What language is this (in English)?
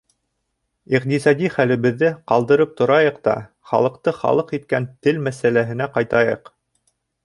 Bashkir